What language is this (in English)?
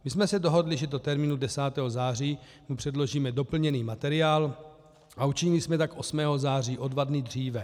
Czech